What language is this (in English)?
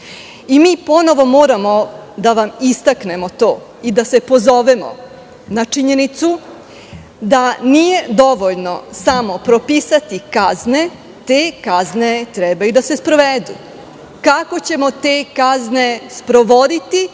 Serbian